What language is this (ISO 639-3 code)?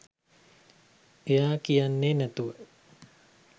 sin